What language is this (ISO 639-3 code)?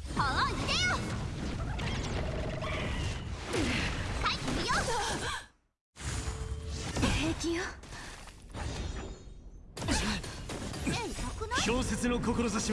jpn